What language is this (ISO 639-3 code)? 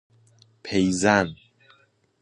fas